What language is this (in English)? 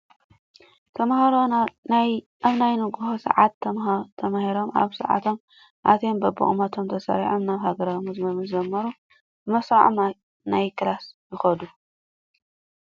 Tigrinya